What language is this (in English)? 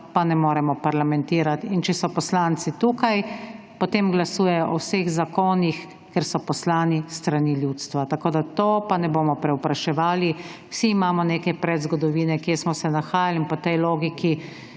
Slovenian